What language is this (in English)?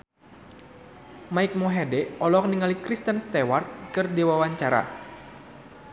Sundanese